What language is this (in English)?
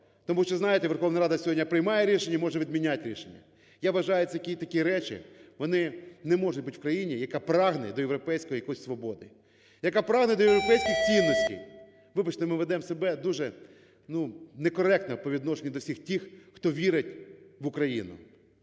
Ukrainian